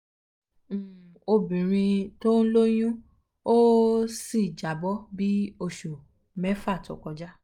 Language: Yoruba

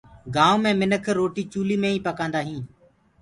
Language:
Gurgula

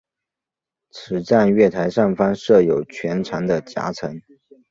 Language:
Chinese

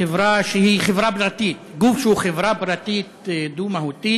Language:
Hebrew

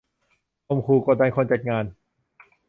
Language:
Thai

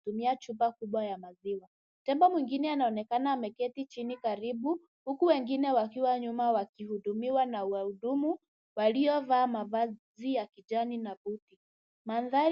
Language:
Swahili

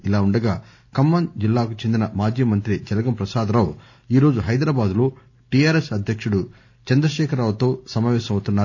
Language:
Telugu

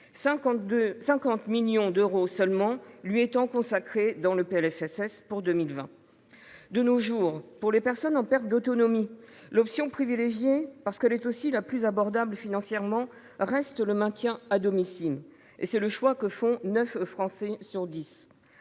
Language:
French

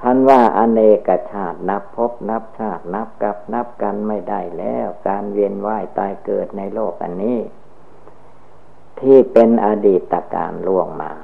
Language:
Thai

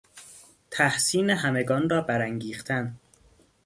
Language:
Persian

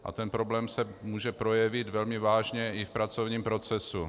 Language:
Czech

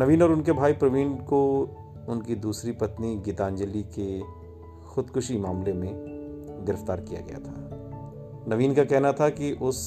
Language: Hindi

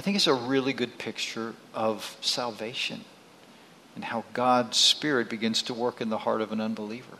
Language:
English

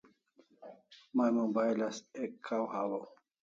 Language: Kalasha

